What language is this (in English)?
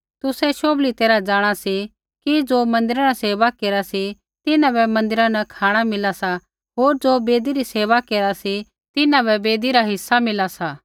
Kullu Pahari